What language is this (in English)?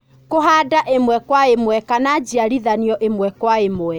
Kikuyu